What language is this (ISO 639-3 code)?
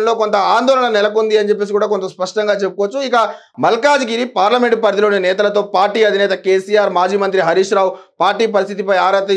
tel